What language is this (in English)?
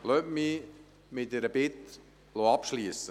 Swiss German